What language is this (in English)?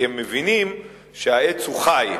Hebrew